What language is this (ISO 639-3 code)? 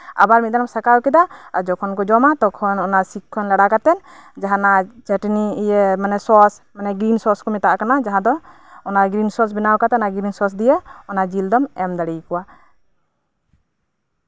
sat